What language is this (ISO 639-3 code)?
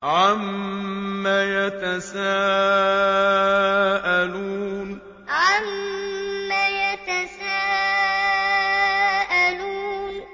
ara